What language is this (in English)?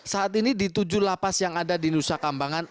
Indonesian